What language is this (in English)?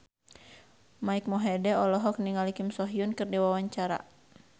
Sundanese